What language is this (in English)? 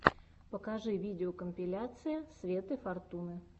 Russian